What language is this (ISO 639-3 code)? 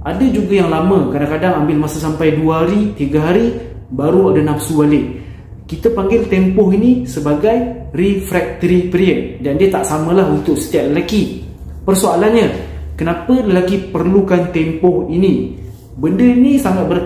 msa